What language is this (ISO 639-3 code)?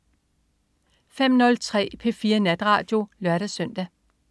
dan